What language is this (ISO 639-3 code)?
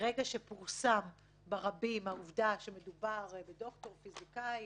heb